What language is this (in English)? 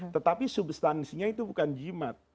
Indonesian